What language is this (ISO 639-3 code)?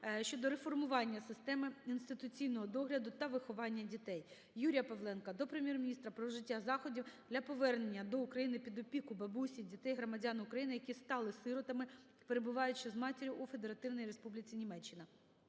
ukr